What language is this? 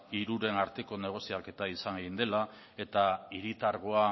Basque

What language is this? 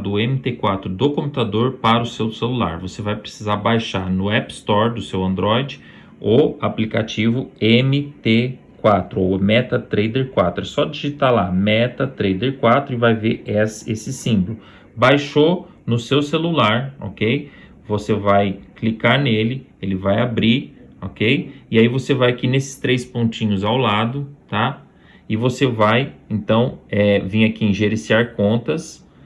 Portuguese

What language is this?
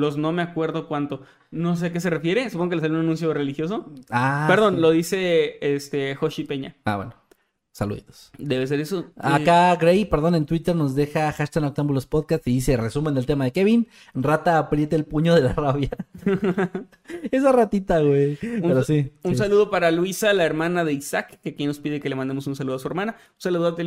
Spanish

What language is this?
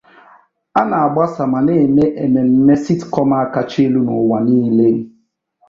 Igbo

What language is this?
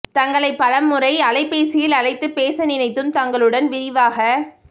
Tamil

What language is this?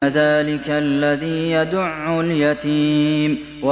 Arabic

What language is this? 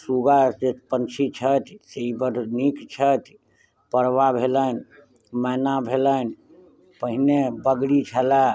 Maithili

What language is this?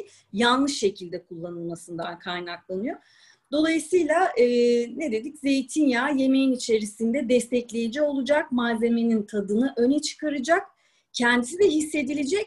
Turkish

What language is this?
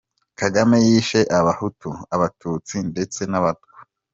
Kinyarwanda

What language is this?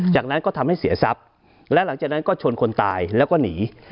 Thai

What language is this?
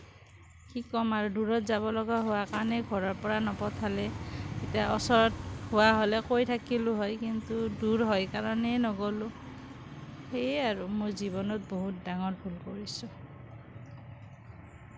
Assamese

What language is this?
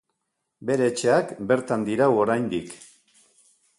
Basque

